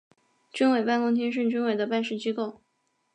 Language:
Chinese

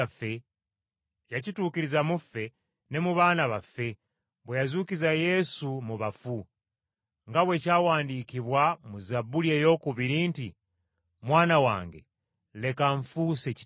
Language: Ganda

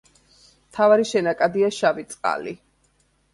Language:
Georgian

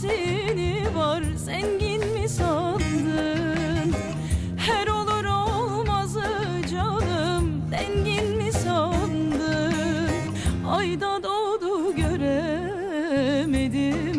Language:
Turkish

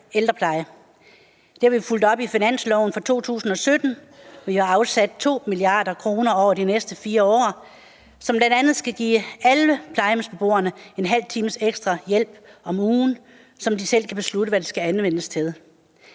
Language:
Danish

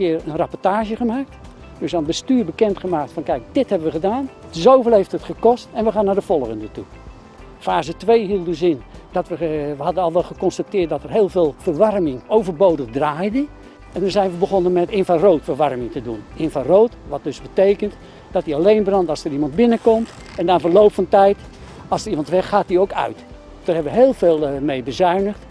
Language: Dutch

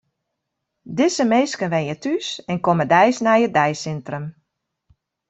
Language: Western Frisian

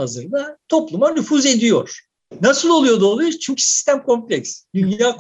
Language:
Turkish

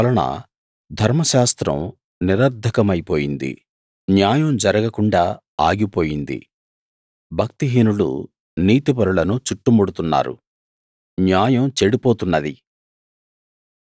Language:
Telugu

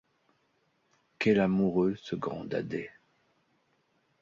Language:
French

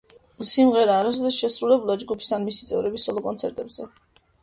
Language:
Georgian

